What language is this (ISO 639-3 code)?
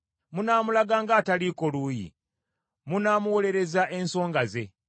lug